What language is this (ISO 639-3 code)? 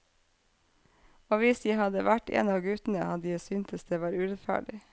nor